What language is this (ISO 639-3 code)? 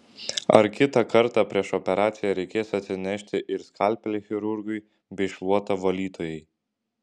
lit